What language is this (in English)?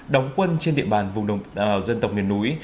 Vietnamese